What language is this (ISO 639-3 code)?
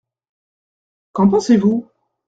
fra